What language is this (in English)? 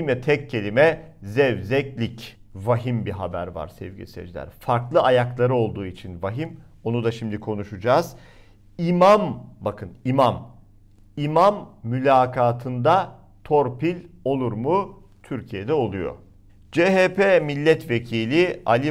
Turkish